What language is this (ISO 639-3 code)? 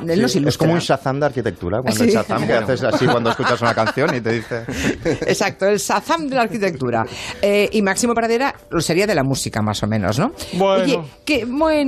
spa